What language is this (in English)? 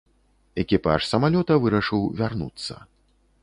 Belarusian